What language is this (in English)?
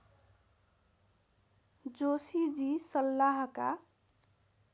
Nepali